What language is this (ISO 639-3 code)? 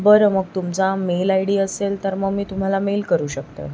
mar